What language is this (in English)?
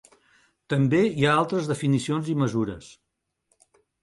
Catalan